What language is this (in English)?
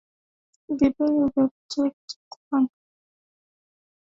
Swahili